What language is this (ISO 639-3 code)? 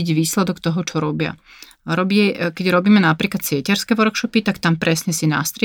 slk